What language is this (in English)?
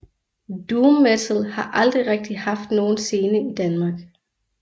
Danish